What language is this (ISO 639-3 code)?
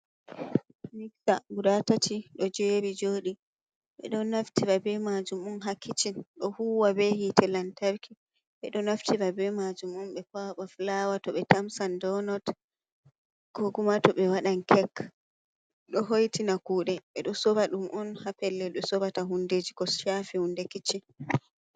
ful